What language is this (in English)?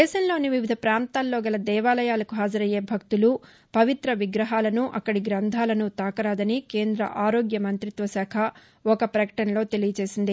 Telugu